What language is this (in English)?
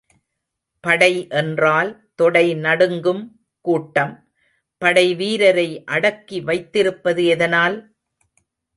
Tamil